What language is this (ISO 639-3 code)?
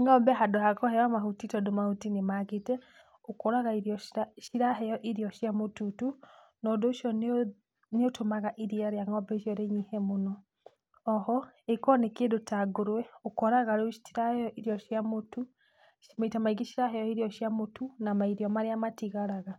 kik